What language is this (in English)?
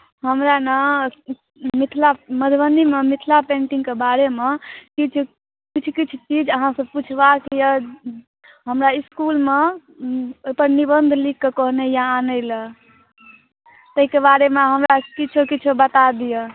Maithili